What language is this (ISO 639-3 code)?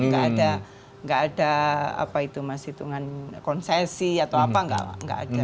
ind